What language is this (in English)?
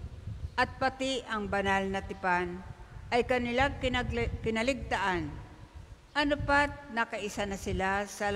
Filipino